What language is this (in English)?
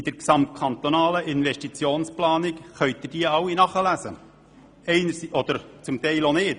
Swiss German